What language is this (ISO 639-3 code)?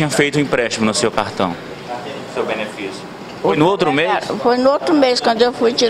por